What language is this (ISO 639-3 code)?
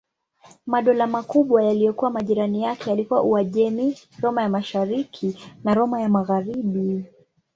swa